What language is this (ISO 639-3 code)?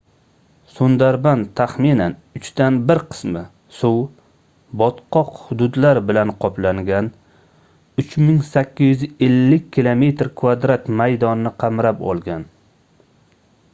uzb